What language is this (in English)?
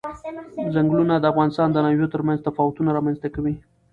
Pashto